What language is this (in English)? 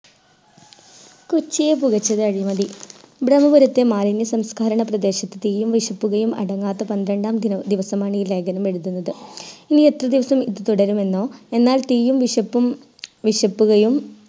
Malayalam